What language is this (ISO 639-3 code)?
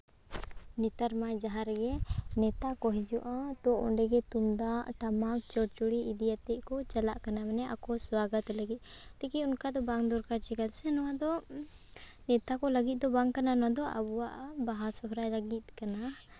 sat